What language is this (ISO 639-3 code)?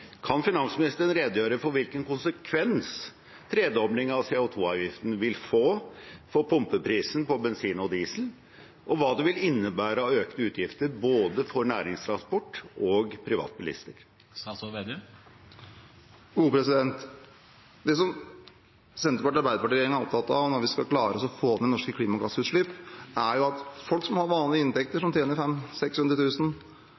nob